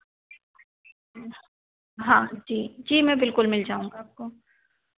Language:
Hindi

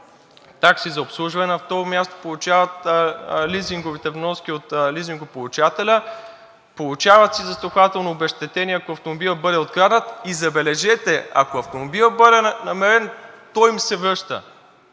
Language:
Bulgarian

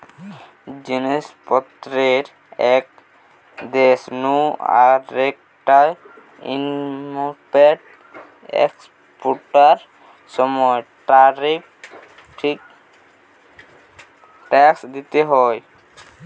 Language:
Bangla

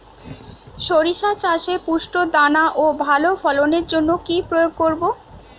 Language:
Bangla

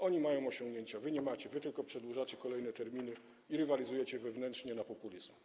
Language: Polish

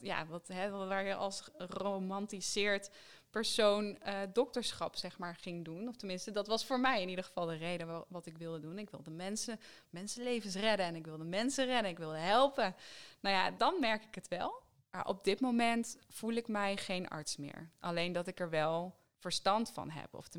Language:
Dutch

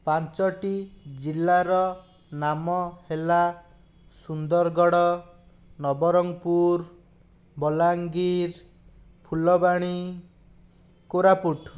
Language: Odia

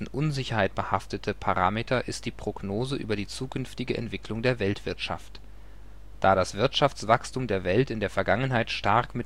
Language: German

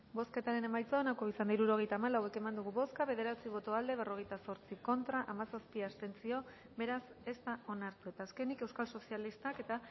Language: Basque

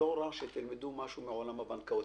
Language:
Hebrew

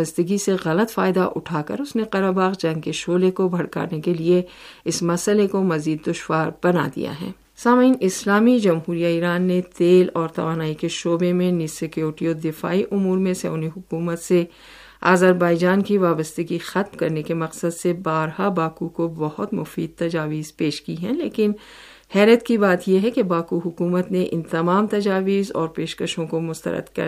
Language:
Urdu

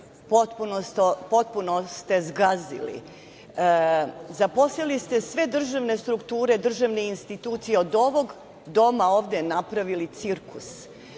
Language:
Serbian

